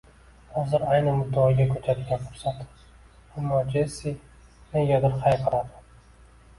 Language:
Uzbek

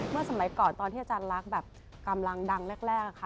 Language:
Thai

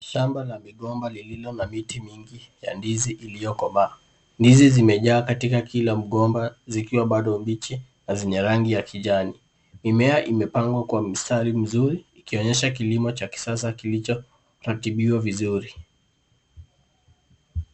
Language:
Swahili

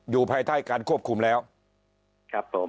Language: Thai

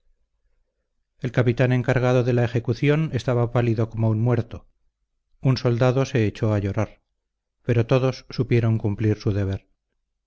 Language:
Spanish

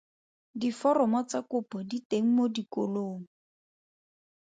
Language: Tswana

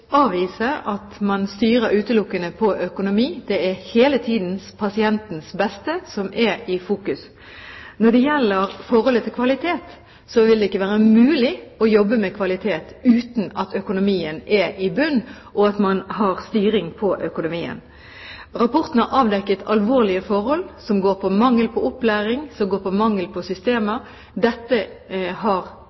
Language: Norwegian Bokmål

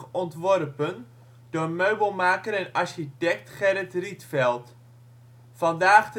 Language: Dutch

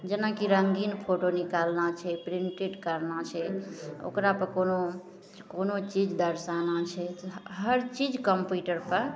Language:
Maithili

